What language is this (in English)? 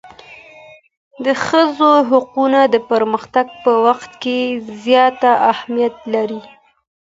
Pashto